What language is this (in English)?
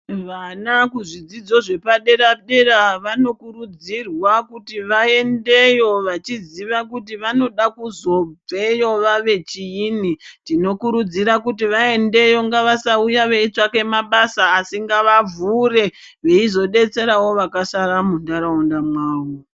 Ndau